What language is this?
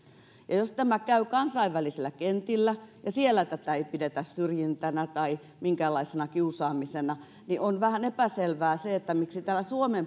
Finnish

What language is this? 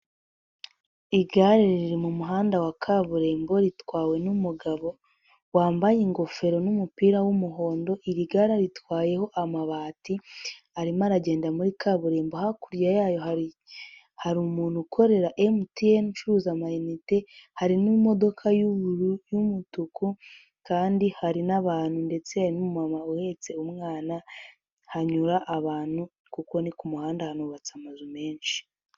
Kinyarwanda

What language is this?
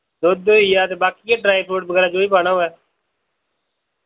Dogri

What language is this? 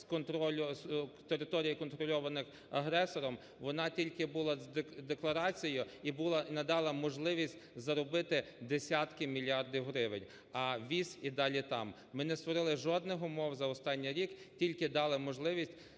Ukrainian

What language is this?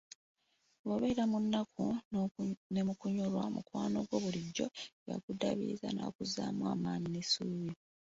Ganda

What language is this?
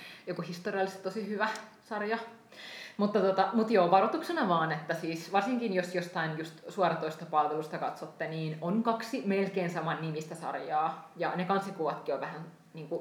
Finnish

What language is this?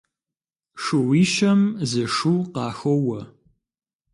Kabardian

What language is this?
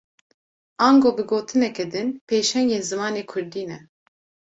Kurdish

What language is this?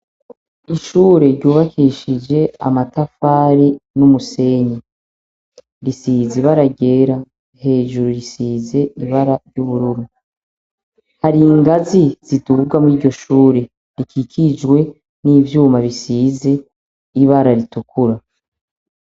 Rundi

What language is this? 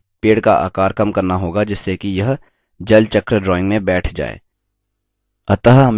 Hindi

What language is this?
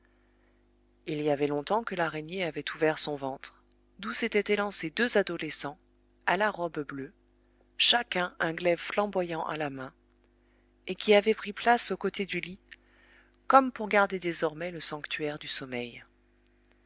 French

